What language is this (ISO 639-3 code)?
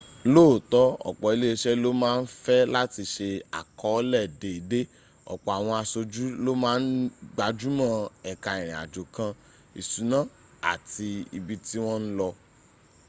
yor